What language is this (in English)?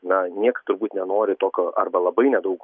Lithuanian